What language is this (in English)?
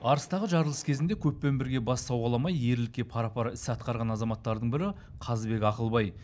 Kazakh